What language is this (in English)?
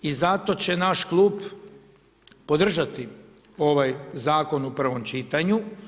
Croatian